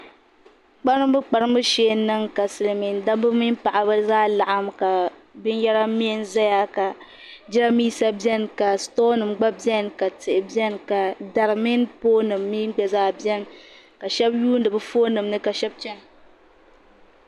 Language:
Dagbani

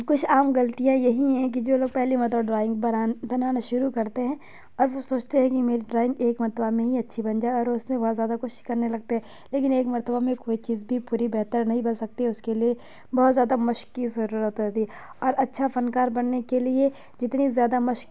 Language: Urdu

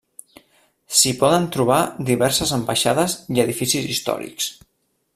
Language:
Catalan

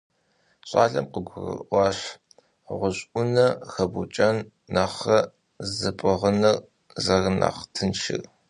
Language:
Kabardian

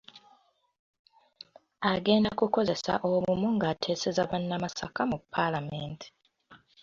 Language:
Ganda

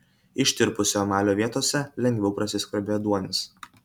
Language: Lithuanian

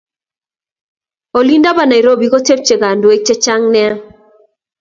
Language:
Kalenjin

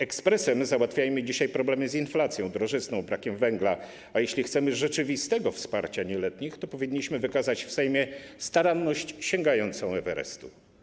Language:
Polish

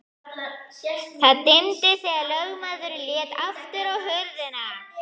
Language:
Icelandic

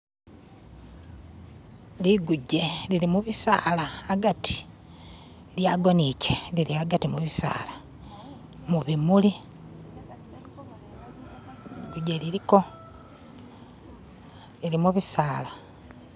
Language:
Masaaba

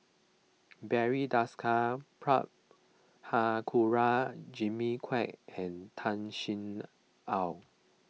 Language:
English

